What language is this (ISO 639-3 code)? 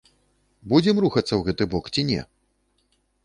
bel